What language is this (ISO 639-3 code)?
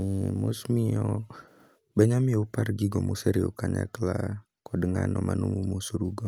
luo